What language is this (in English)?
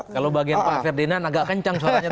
Indonesian